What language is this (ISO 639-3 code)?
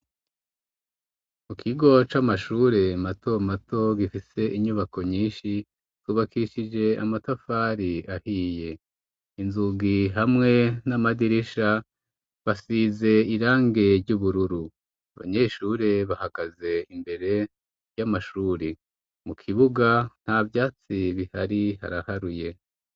run